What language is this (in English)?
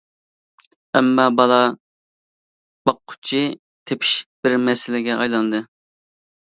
Uyghur